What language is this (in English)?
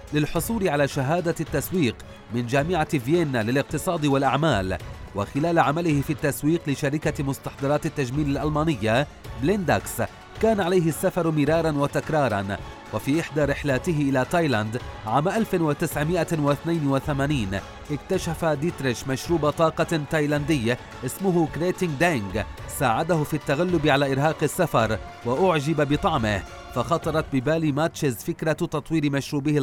Arabic